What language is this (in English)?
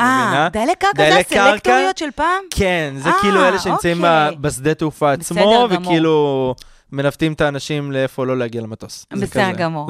Hebrew